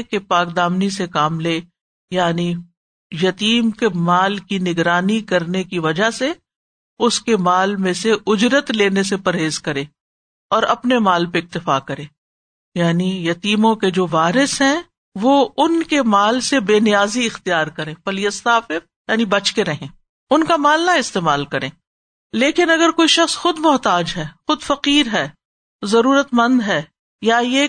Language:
Urdu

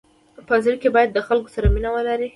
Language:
Pashto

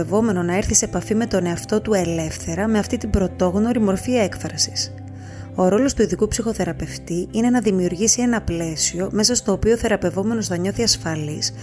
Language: Greek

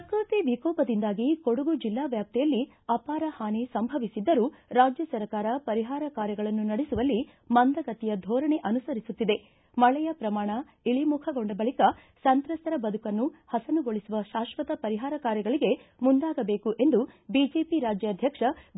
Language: Kannada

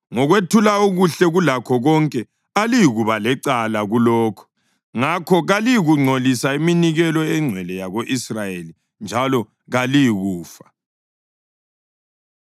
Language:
North Ndebele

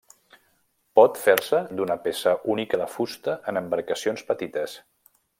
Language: Catalan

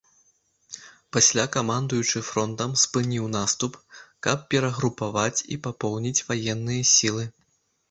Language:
Belarusian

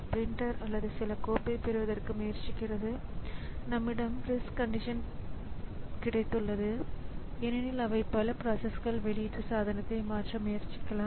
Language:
Tamil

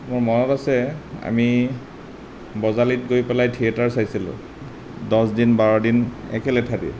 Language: Assamese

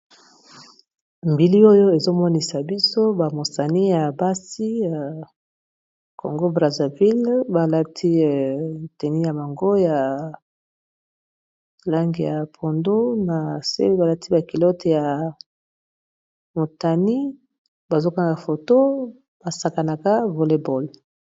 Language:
Lingala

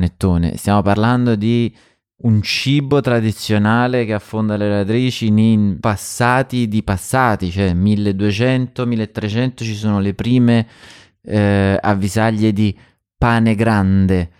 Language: Italian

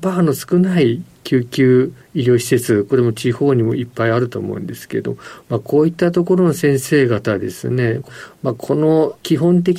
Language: Japanese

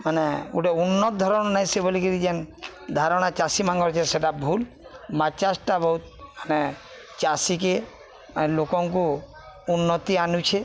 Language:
Odia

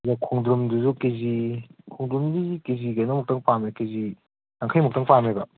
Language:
Manipuri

